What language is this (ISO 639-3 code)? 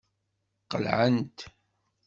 kab